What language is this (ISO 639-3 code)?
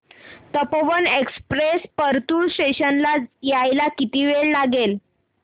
mar